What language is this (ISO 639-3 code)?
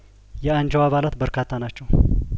amh